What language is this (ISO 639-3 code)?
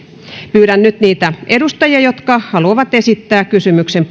fin